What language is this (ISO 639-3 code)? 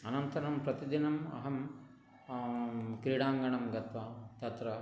san